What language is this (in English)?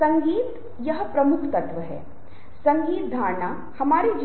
Hindi